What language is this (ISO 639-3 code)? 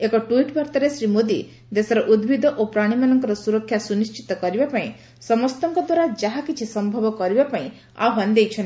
ori